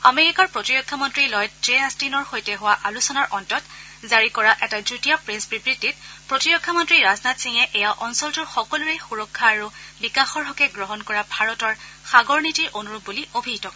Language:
Assamese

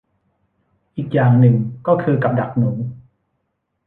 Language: Thai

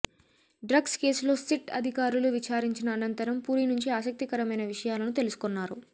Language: Telugu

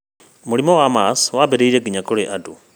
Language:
Kikuyu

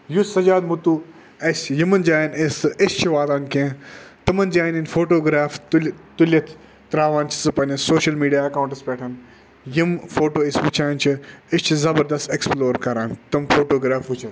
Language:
Kashmiri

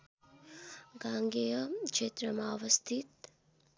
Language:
Nepali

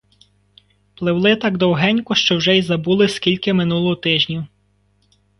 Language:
Ukrainian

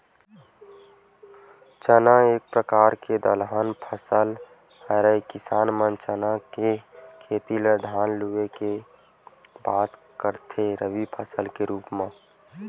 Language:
Chhattisgarhi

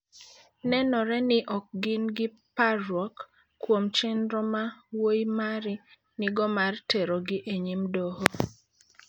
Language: Luo (Kenya and Tanzania)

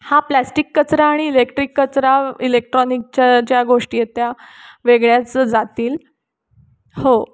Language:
Marathi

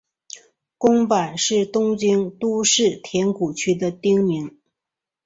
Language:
Chinese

